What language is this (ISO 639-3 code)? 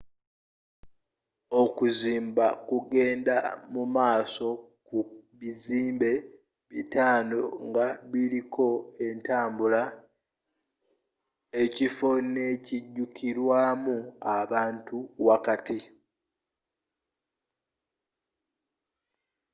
lug